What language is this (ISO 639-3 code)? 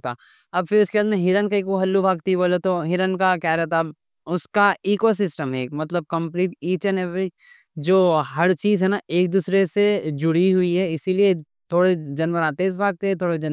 dcc